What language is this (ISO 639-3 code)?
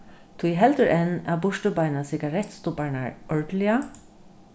fao